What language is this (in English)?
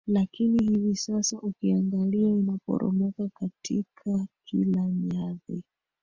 Swahili